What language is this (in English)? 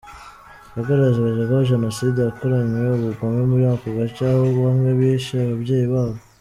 Kinyarwanda